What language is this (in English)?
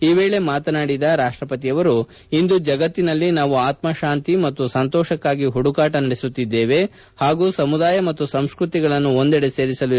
Kannada